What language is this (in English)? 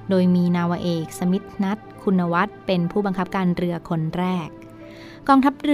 Thai